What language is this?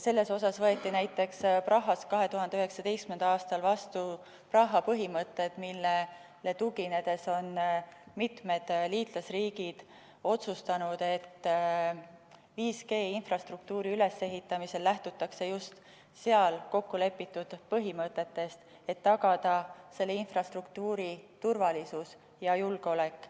Estonian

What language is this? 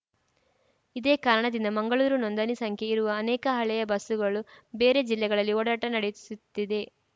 Kannada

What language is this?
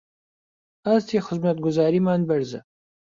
Central Kurdish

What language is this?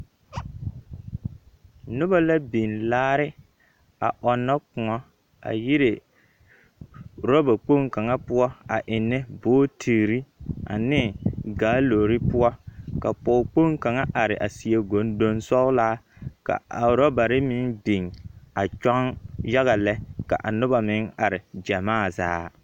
Southern Dagaare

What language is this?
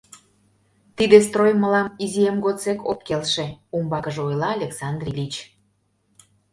Mari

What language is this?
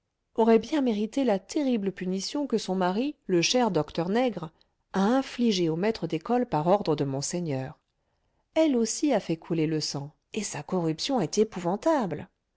French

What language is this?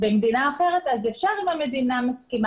Hebrew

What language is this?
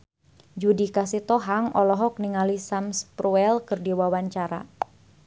Sundanese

